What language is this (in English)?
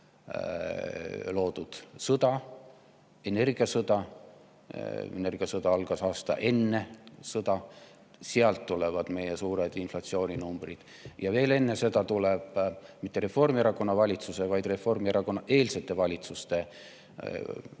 Estonian